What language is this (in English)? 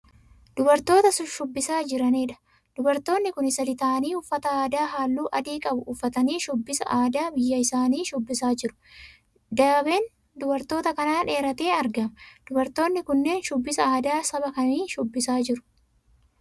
Oromo